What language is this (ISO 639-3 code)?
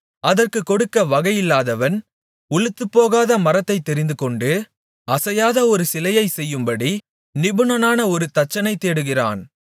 tam